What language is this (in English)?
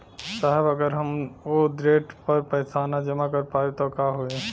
Bhojpuri